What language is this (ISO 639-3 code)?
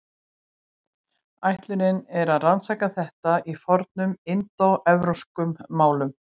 isl